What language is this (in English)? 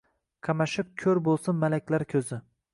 Uzbek